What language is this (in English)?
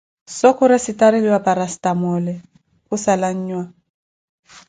Koti